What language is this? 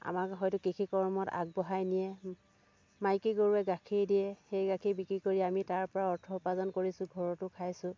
Assamese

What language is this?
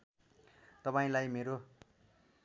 Nepali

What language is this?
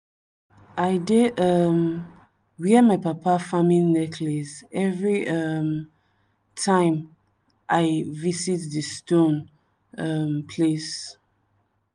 Nigerian Pidgin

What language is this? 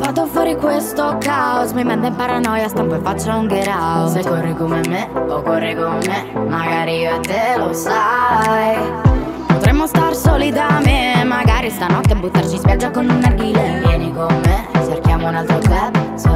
English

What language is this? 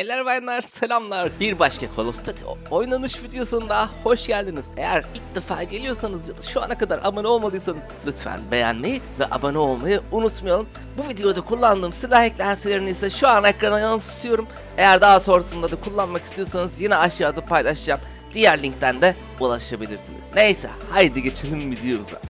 Turkish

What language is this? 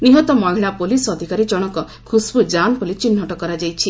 Odia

